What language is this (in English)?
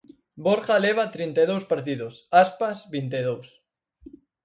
Galician